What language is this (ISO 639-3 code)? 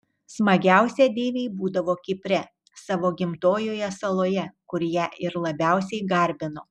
lit